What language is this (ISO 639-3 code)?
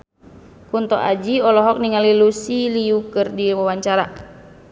sun